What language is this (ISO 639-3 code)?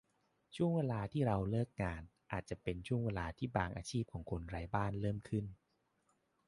tha